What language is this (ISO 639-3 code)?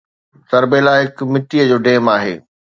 snd